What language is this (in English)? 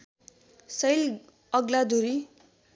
Nepali